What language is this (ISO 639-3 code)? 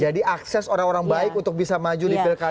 ind